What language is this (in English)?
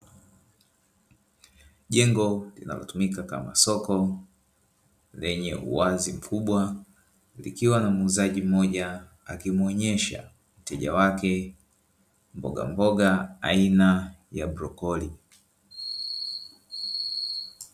Swahili